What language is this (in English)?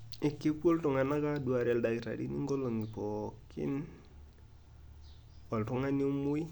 Masai